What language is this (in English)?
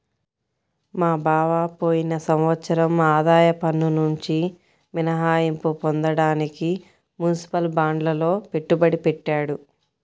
Telugu